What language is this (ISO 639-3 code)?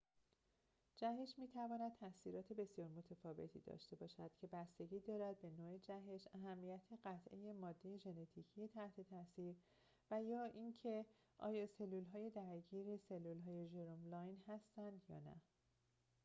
fas